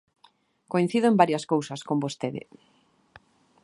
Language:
Galician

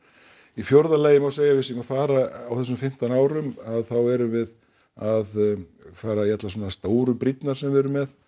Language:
Icelandic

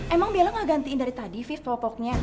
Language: Indonesian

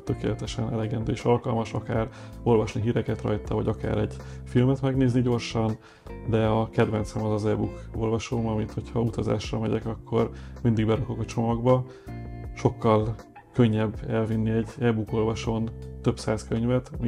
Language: Hungarian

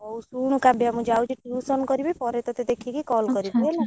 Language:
Odia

